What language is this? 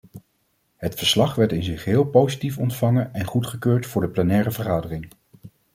Dutch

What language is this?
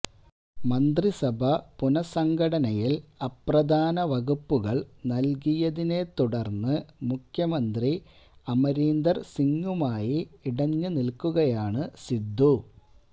Malayalam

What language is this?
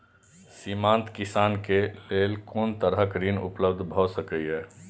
Maithili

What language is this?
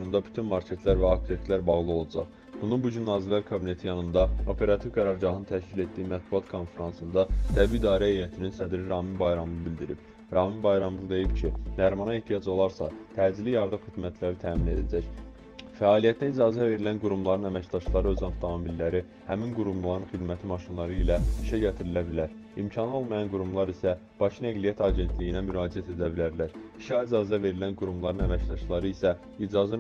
Turkish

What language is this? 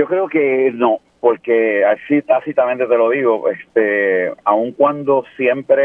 Spanish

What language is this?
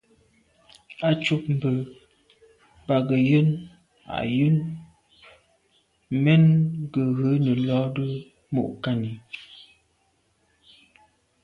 Medumba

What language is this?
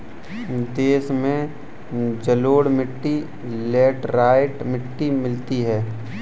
Hindi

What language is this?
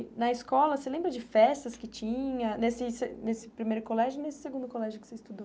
Portuguese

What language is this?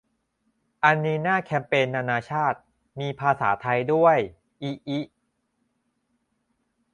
Thai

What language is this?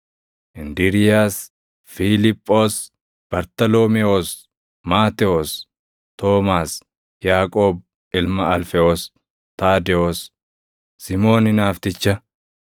Oromo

